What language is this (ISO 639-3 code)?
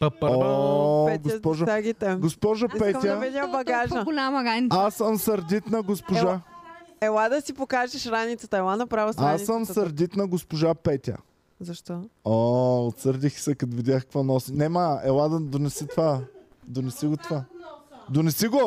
bul